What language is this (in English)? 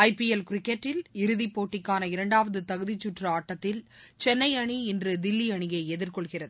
Tamil